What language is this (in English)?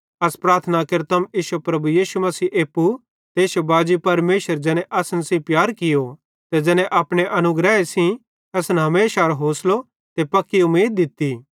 Bhadrawahi